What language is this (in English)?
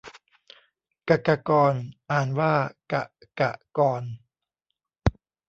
Thai